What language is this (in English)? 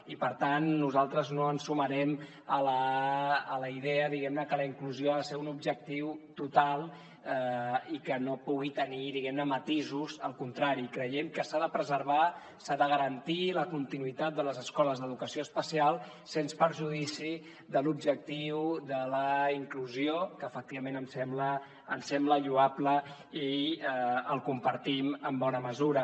Catalan